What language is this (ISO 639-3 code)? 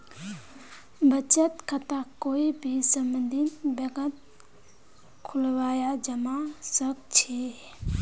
mag